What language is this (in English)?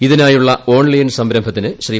Malayalam